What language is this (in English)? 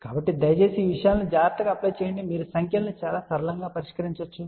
Telugu